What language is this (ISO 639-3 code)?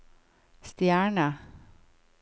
nor